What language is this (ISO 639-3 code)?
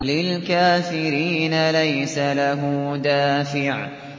ara